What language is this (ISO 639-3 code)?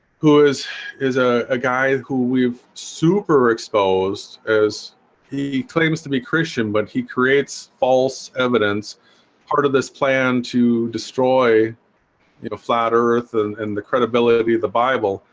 eng